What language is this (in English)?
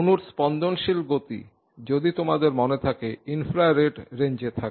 Bangla